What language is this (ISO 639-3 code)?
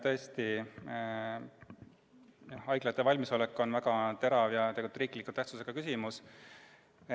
est